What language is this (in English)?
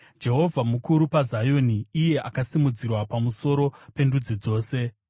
Shona